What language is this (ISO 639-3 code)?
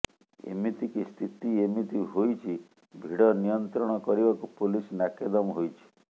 ori